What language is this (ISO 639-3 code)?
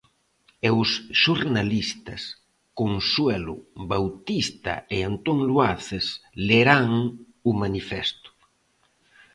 glg